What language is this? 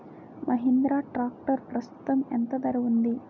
Telugu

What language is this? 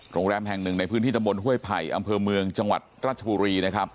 Thai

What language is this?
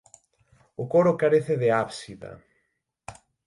Galician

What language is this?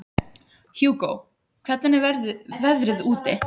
Icelandic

